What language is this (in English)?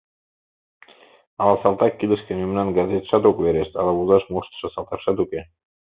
Mari